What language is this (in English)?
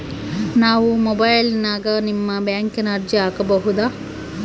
Kannada